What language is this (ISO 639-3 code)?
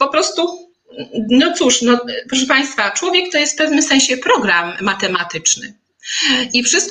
pol